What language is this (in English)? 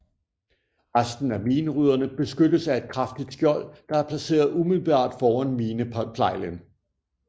Danish